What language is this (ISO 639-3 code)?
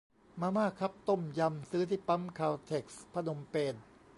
tha